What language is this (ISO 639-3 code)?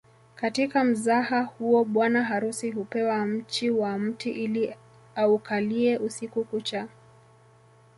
swa